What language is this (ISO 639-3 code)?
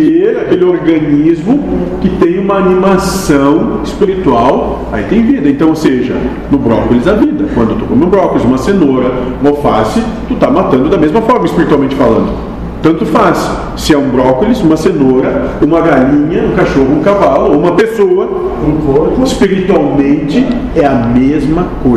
por